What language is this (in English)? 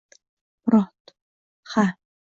Uzbek